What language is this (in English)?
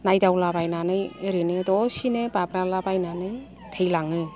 Bodo